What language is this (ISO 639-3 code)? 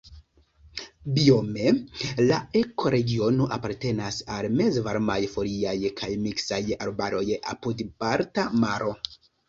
epo